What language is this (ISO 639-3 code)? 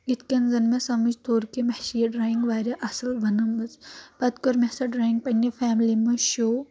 kas